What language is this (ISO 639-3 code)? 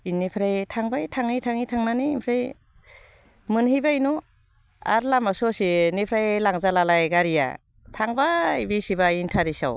brx